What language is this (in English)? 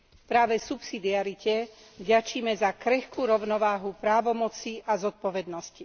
Slovak